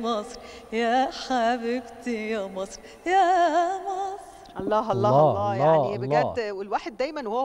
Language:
Arabic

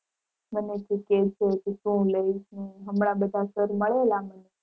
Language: Gujarati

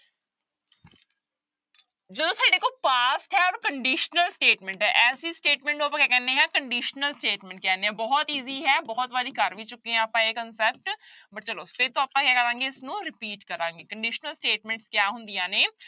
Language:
Punjabi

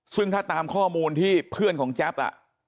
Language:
Thai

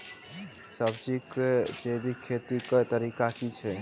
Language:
Maithili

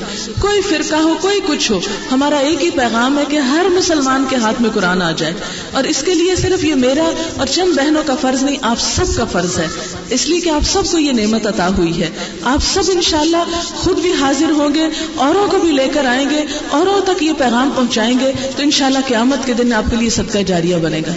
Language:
Urdu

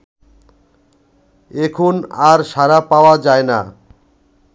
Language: Bangla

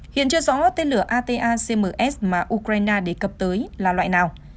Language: Vietnamese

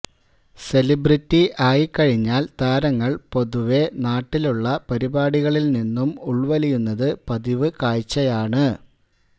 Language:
Malayalam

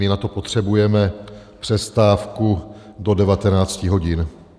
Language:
Czech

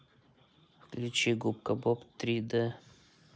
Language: Russian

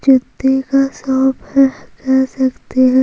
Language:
Hindi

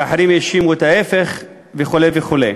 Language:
Hebrew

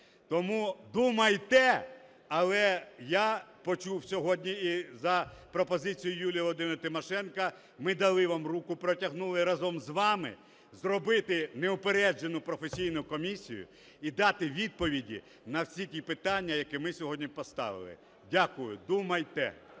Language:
Ukrainian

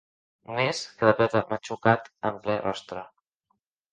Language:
Catalan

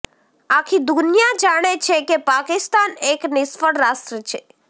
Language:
Gujarati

